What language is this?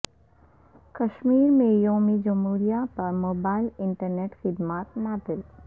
Urdu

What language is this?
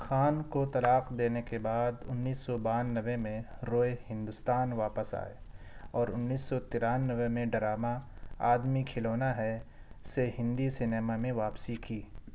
Urdu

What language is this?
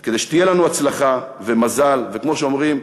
Hebrew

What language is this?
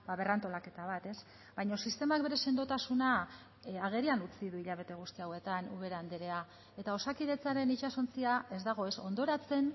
Basque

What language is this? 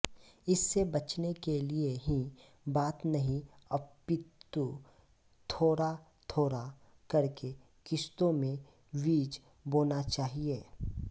Hindi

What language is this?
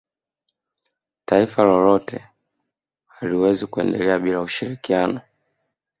Swahili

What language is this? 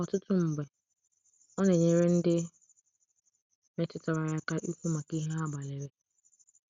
Igbo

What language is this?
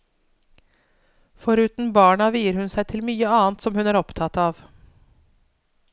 Norwegian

